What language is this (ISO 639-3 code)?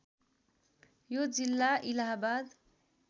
nep